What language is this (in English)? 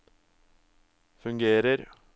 Norwegian